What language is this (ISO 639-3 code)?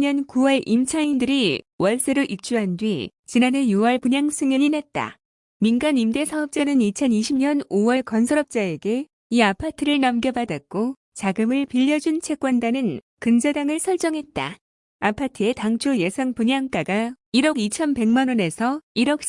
kor